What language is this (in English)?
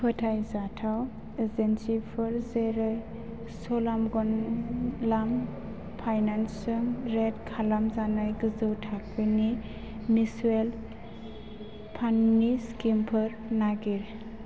Bodo